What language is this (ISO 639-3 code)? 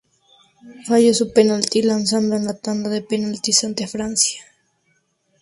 spa